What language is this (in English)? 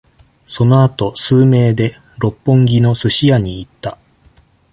Japanese